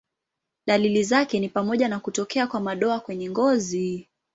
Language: Swahili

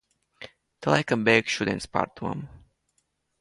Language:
Latvian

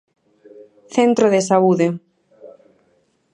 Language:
Galician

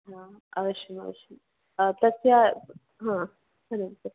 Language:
Sanskrit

